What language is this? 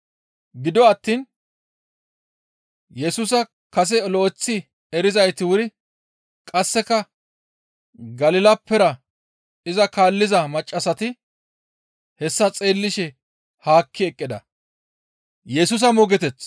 Gamo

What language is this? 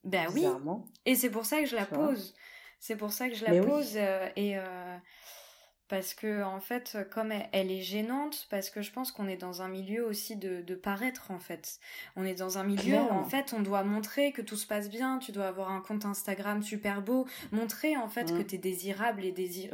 French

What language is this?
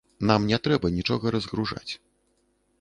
Belarusian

